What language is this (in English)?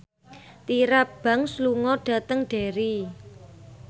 Javanese